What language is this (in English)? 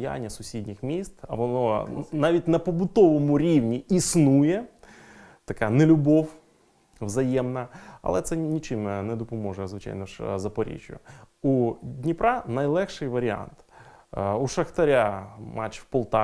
Ukrainian